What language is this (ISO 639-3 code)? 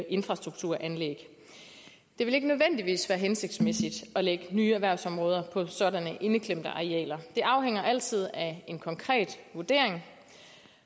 dan